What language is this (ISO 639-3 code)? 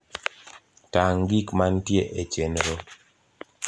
luo